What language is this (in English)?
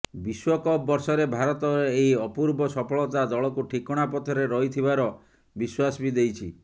Odia